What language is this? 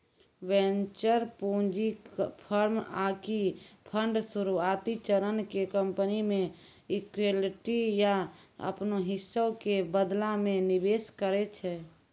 Maithili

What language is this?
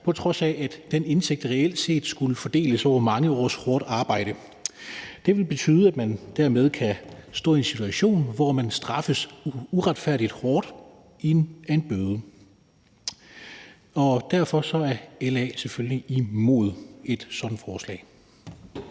Danish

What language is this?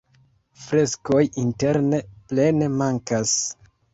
Esperanto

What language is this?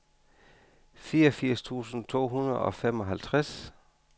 Danish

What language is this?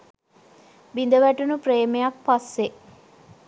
Sinhala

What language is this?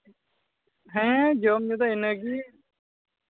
Santali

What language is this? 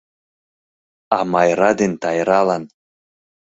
Mari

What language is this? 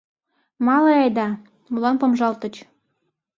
Mari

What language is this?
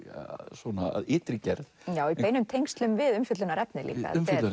Icelandic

